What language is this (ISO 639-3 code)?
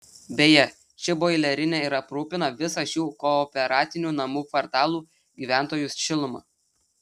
lit